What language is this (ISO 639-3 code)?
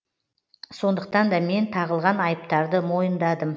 kaz